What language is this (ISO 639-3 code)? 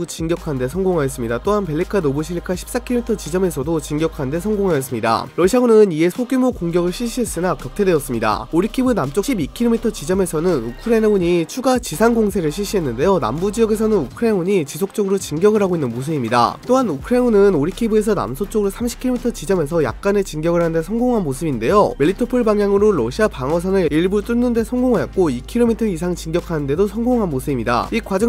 kor